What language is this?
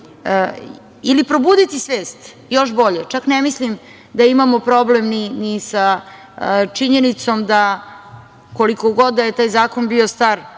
Serbian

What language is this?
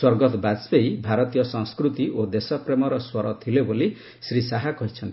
Odia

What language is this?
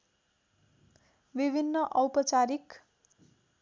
Nepali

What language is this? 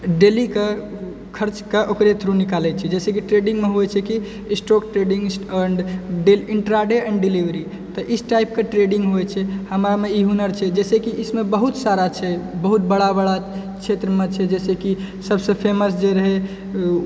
Maithili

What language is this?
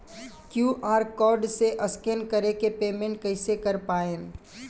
Bhojpuri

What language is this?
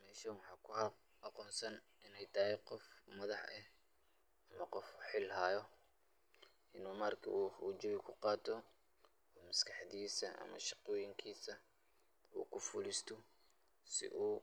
Somali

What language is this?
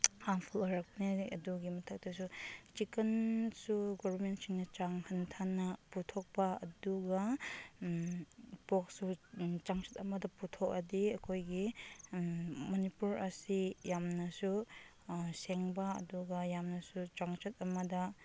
Manipuri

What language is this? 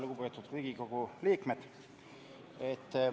Estonian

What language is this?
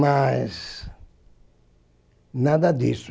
Portuguese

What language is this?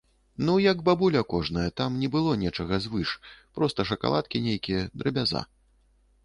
Belarusian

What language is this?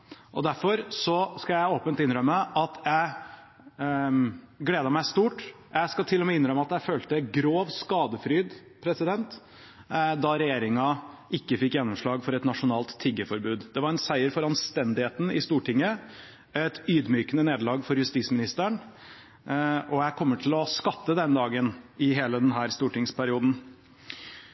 Norwegian Bokmål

